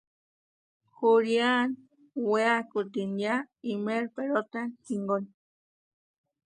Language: Western Highland Purepecha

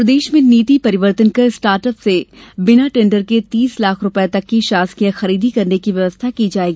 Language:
Hindi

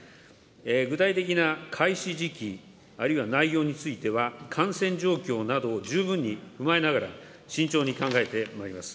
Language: Japanese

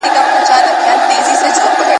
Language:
Pashto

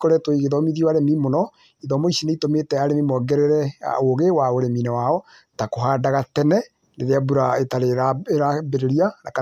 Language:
Kikuyu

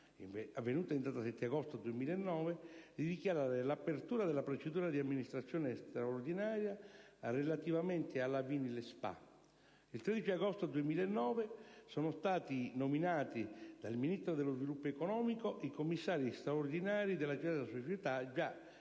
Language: Italian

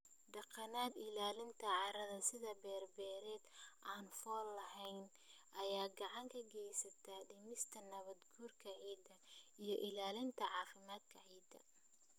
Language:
Somali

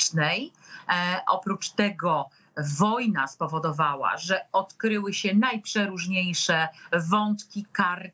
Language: Polish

